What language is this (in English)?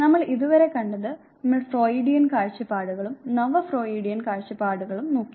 Malayalam